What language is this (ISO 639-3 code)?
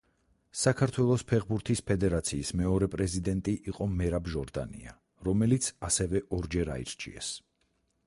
kat